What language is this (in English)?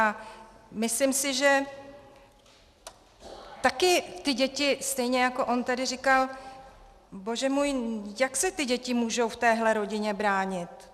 Czech